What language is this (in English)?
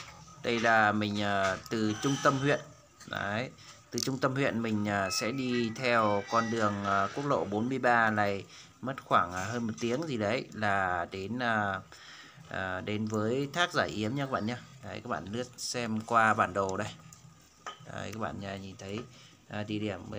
Vietnamese